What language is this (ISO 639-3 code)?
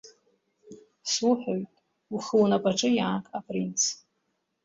abk